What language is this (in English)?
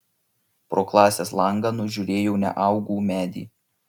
Lithuanian